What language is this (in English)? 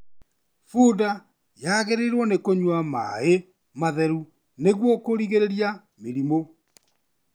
Kikuyu